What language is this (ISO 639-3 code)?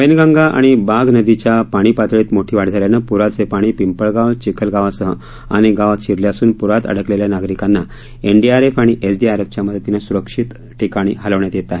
mar